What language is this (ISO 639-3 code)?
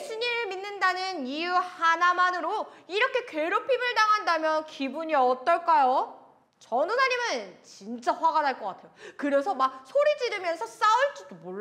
kor